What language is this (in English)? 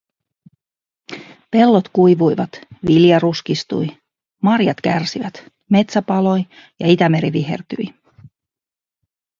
Finnish